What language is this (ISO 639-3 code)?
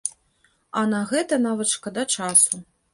bel